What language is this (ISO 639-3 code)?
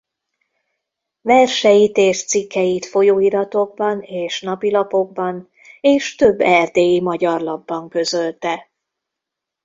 hun